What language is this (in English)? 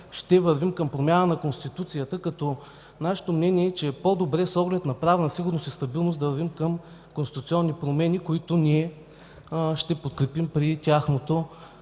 Bulgarian